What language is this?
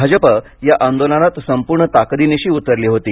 Marathi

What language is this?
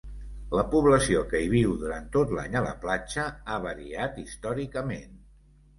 Catalan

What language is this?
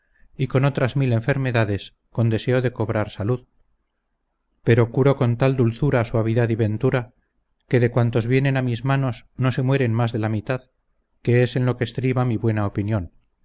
Spanish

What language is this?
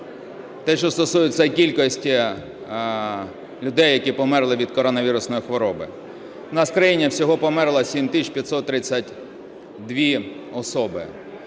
Ukrainian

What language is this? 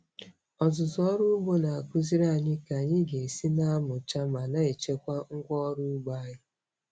Igbo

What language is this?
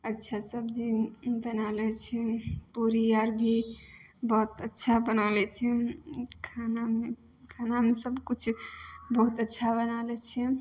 Maithili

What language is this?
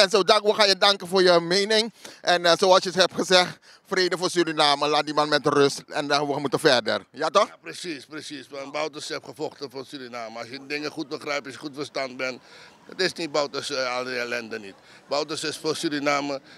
Dutch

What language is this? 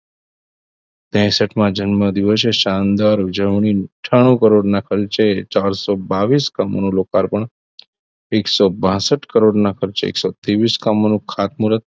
Gujarati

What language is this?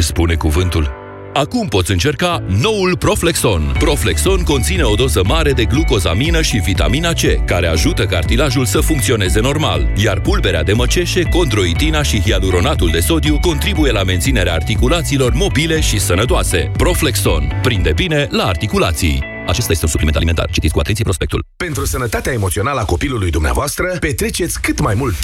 Romanian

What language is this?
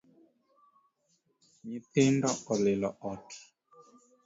Luo (Kenya and Tanzania)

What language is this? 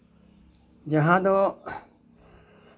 Santali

